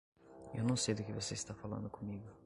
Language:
Portuguese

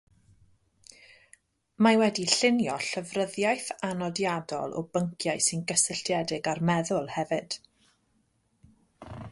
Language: Welsh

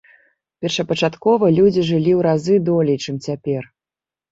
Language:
Belarusian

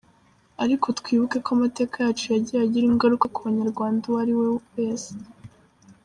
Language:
Kinyarwanda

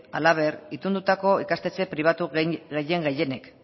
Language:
Basque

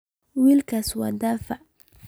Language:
Somali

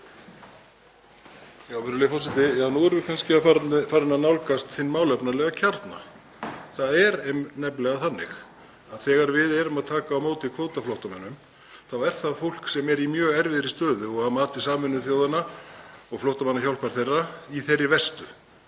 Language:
Icelandic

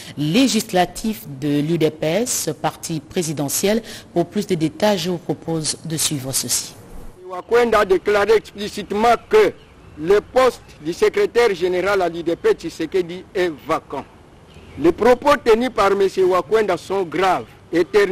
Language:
French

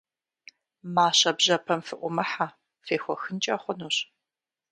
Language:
Kabardian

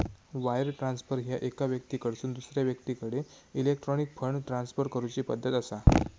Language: Marathi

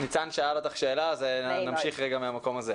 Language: Hebrew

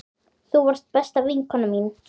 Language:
Icelandic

